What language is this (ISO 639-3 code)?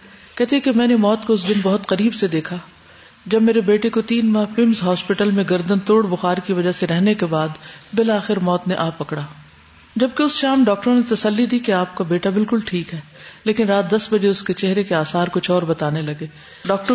urd